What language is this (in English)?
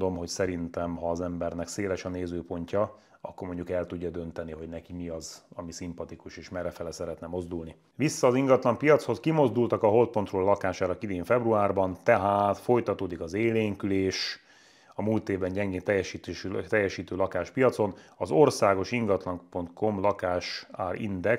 Hungarian